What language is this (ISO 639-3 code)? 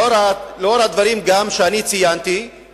heb